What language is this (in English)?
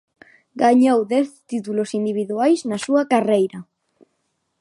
Galician